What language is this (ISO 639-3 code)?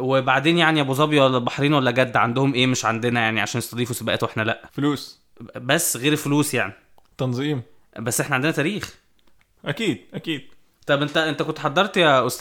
ara